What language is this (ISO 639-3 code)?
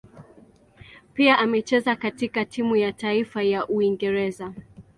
swa